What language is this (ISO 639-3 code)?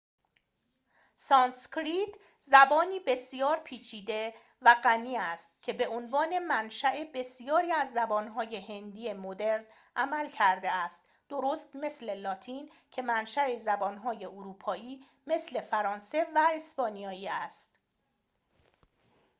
fas